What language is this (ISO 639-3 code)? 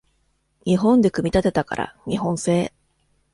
jpn